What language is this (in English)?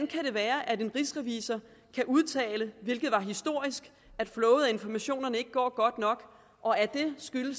Danish